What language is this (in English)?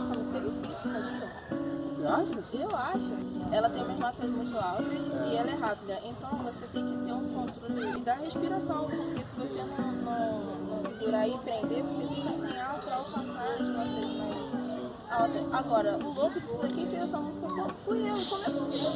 Portuguese